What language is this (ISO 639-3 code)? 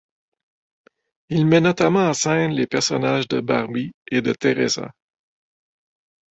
fra